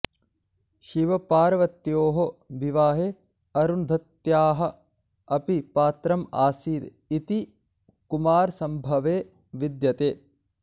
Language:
Sanskrit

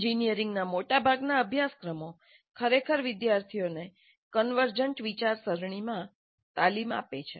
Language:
Gujarati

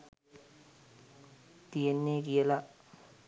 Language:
Sinhala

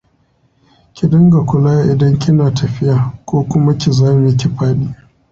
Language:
Hausa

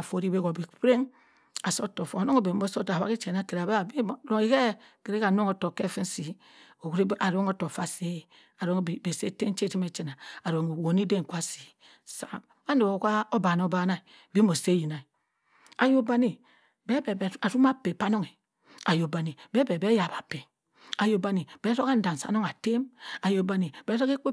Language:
Cross River Mbembe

